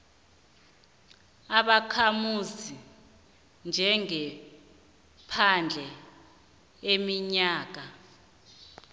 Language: South Ndebele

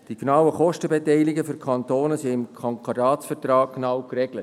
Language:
Swiss German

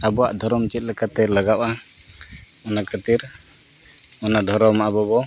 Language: Santali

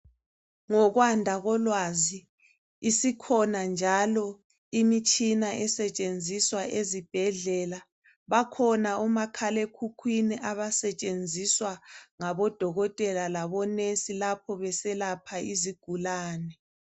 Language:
North Ndebele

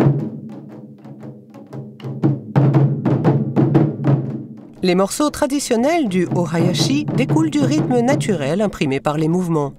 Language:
French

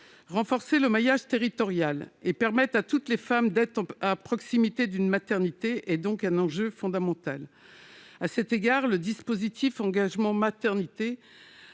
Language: French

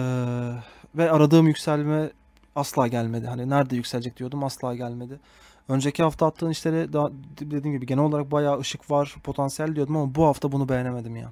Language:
Turkish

